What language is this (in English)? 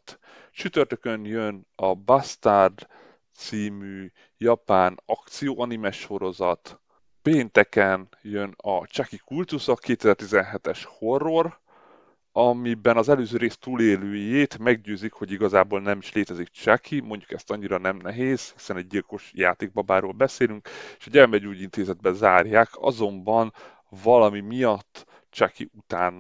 Hungarian